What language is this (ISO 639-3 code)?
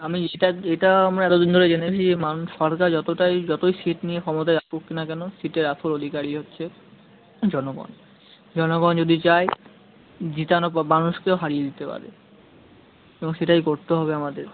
ben